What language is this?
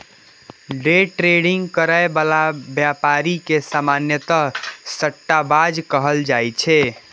Maithili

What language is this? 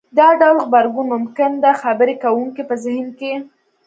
Pashto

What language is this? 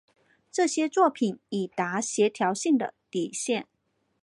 Chinese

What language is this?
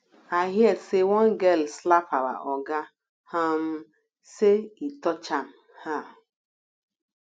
Nigerian Pidgin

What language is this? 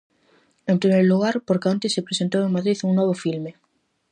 Galician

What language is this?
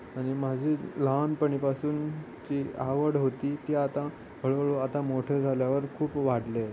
Marathi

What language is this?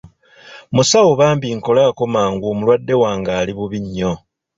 Ganda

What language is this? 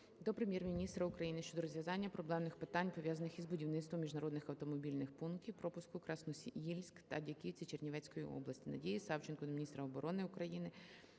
Ukrainian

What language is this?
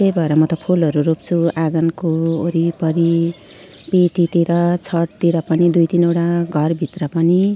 Nepali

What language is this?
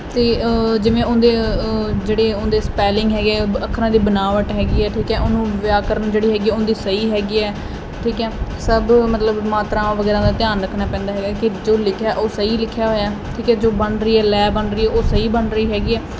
Punjabi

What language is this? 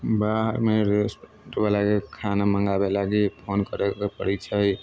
Maithili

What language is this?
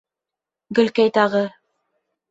Bashkir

